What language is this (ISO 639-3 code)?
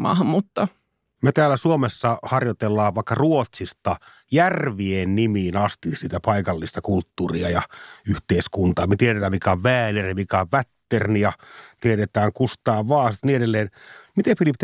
fin